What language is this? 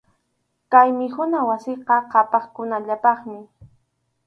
Arequipa-La Unión Quechua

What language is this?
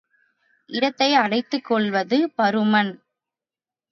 Tamil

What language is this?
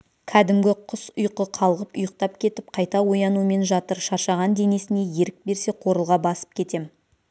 Kazakh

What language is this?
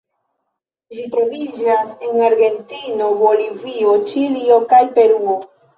Esperanto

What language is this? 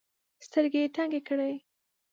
Pashto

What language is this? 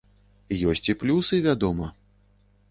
Belarusian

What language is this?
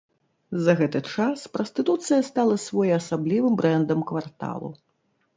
Belarusian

